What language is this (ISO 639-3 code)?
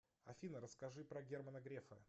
rus